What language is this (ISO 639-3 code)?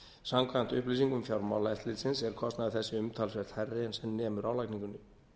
isl